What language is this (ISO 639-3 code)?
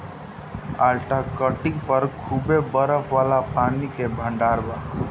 bho